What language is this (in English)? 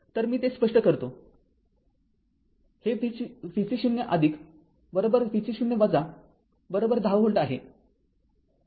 Marathi